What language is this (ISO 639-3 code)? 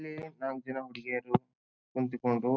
kan